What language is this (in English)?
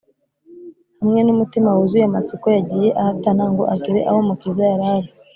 Kinyarwanda